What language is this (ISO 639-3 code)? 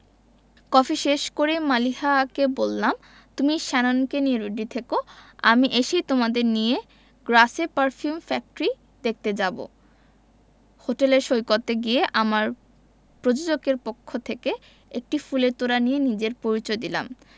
ben